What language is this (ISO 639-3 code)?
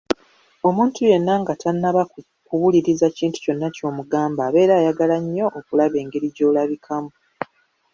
lug